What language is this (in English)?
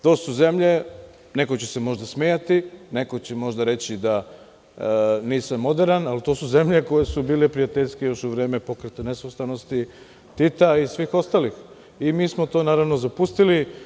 Serbian